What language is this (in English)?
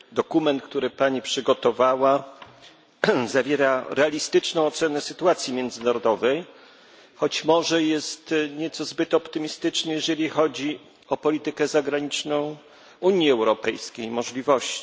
Polish